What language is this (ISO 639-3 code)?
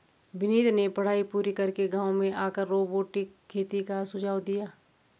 hin